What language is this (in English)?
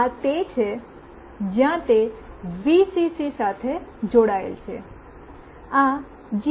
Gujarati